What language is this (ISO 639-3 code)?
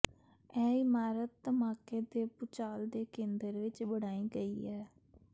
pan